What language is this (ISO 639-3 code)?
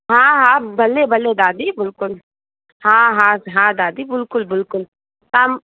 snd